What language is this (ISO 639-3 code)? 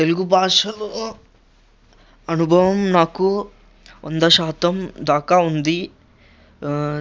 tel